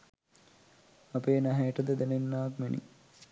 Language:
Sinhala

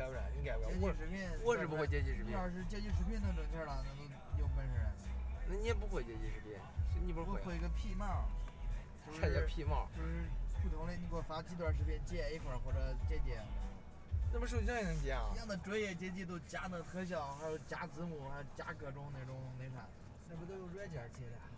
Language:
Chinese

